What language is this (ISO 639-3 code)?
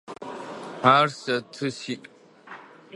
ady